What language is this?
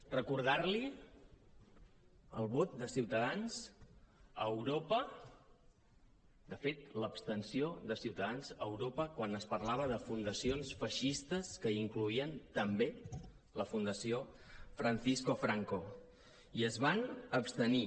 Catalan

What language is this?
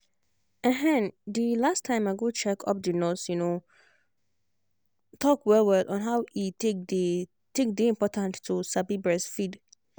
Nigerian Pidgin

